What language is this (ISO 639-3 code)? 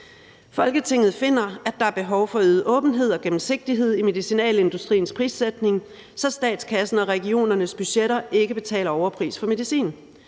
dan